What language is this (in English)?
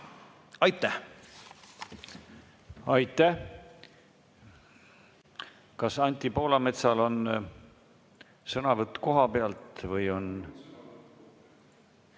Estonian